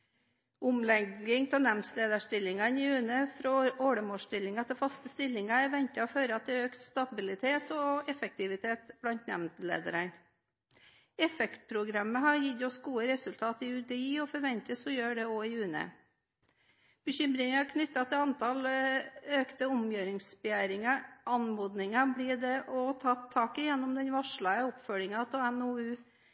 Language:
Norwegian Bokmål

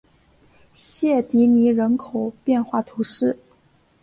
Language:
Chinese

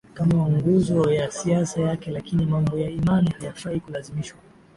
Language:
Swahili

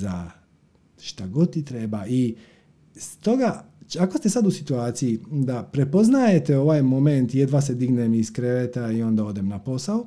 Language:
Croatian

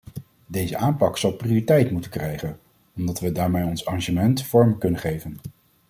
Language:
Dutch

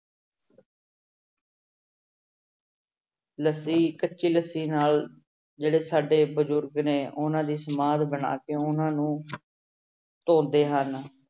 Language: Punjabi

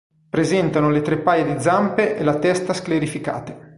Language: Italian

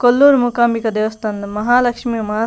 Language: Tulu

